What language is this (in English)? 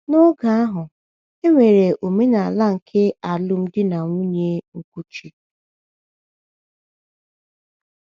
Igbo